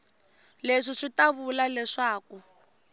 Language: Tsonga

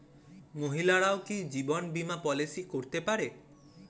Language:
Bangla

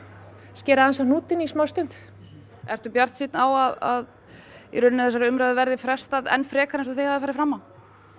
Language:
Icelandic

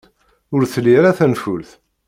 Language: Kabyle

